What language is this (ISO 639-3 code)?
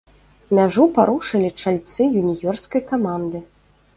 bel